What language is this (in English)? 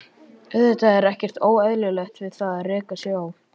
Icelandic